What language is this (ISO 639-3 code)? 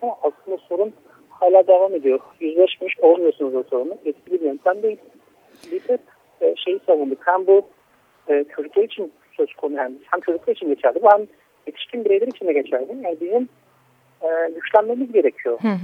tur